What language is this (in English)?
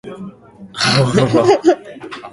Japanese